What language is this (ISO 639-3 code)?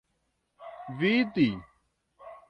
epo